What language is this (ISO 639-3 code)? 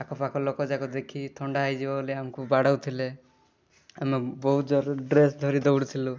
ori